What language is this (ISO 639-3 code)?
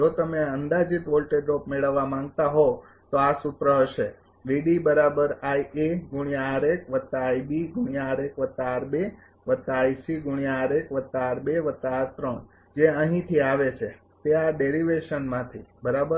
guj